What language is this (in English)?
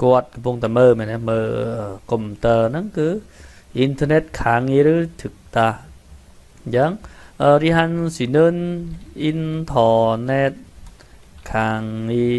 Thai